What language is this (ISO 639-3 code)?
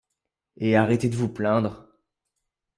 fra